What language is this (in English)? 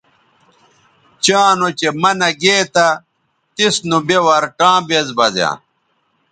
Bateri